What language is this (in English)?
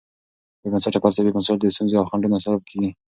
Pashto